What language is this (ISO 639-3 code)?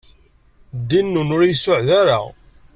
kab